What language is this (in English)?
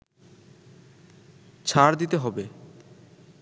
Bangla